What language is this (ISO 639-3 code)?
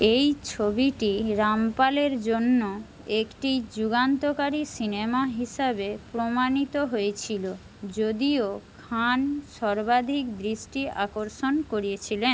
ben